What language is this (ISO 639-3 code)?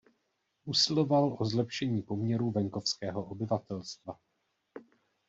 ces